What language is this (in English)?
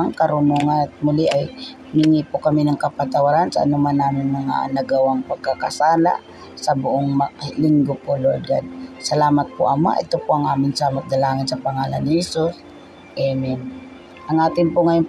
Filipino